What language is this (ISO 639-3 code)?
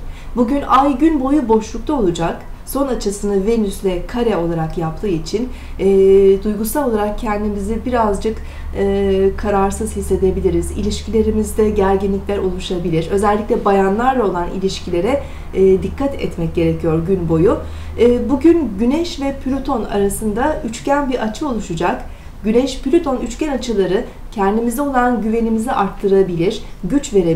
tur